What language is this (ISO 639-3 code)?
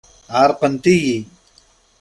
kab